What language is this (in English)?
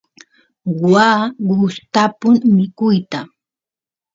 Santiago del Estero Quichua